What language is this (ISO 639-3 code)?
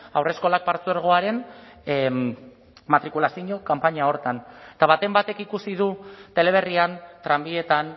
eus